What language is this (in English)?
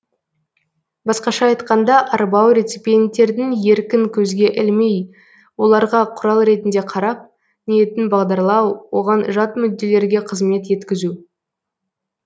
Kazakh